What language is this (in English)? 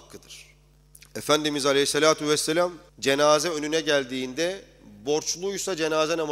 Turkish